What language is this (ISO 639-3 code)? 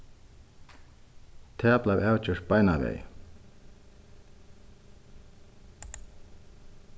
fao